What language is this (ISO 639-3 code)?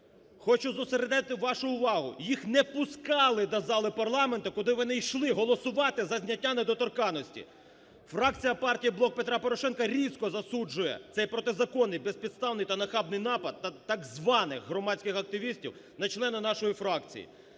ukr